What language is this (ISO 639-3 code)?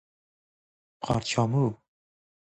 fas